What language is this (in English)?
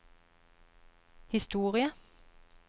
Norwegian